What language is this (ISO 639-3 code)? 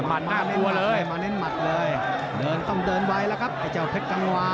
tha